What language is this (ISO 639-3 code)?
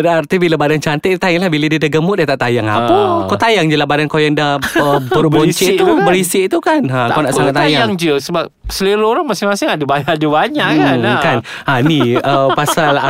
msa